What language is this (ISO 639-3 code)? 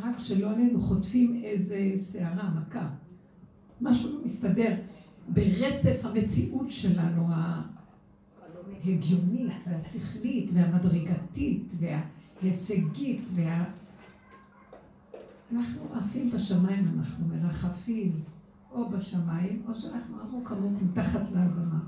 heb